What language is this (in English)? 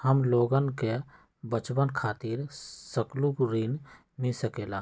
Magahi